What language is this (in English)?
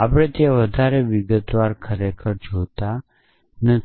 Gujarati